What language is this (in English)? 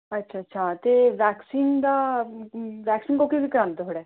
Dogri